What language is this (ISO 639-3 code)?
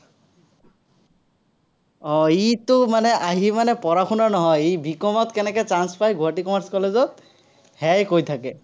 asm